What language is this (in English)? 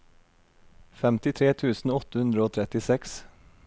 Norwegian